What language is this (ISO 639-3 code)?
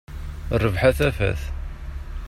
kab